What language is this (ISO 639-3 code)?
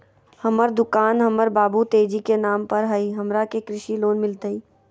mag